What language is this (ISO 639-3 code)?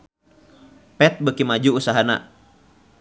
sun